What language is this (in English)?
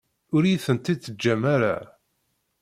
Kabyle